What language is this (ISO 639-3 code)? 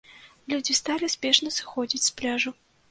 bel